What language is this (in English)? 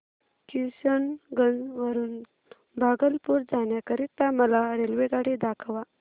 Marathi